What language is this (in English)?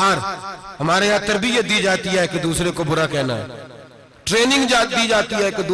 Ganda